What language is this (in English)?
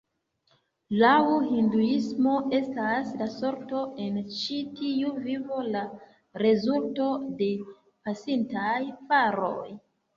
Esperanto